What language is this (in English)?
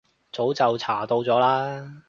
Cantonese